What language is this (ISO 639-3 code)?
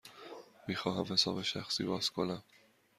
fas